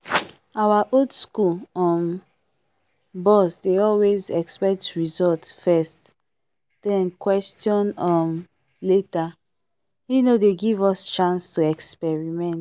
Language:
Nigerian Pidgin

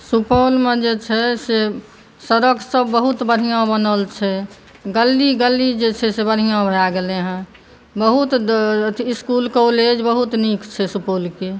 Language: Maithili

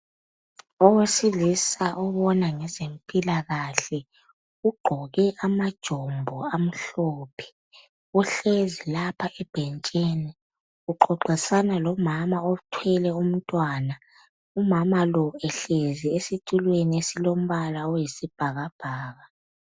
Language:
North Ndebele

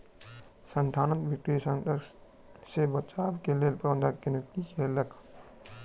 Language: Maithili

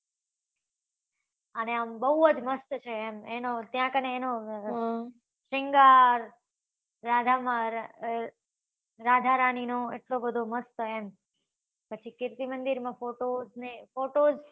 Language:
Gujarati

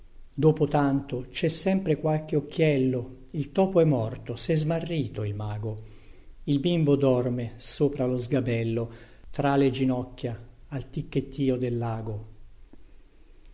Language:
Italian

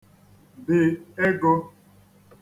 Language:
Igbo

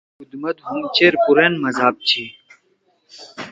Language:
Torwali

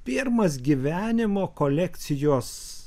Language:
Lithuanian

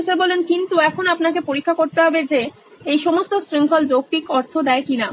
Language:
Bangla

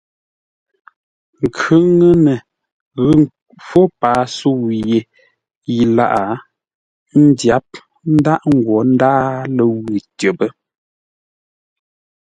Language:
Ngombale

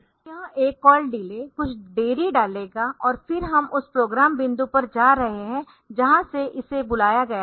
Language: Hindi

